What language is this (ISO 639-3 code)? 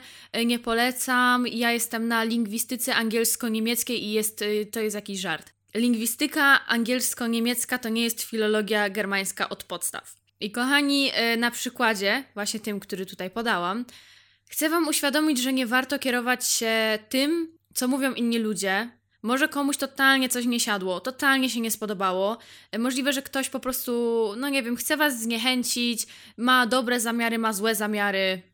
pol